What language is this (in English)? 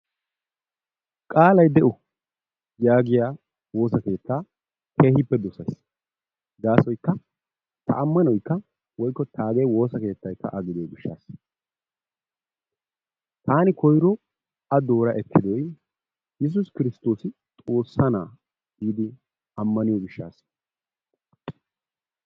Wolaytta